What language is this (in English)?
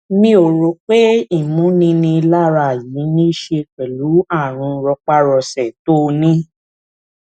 Yoruba